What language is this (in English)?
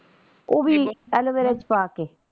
Punjabi